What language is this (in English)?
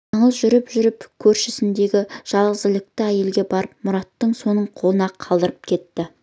Kazakh